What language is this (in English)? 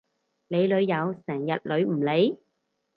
Cantonese